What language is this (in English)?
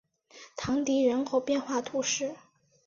Chinese